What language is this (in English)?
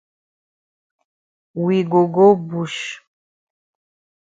Cameroon Pidgin